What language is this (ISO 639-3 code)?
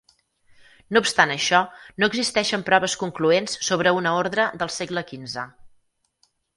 cat